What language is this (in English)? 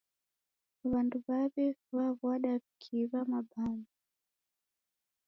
Taita